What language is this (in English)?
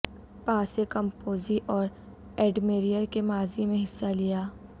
Urdu